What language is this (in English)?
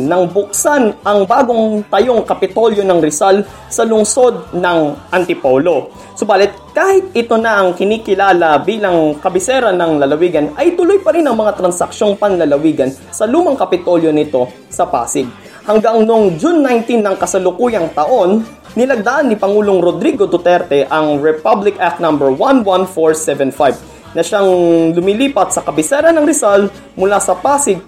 Filipino